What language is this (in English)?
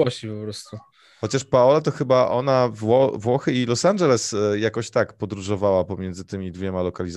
Polish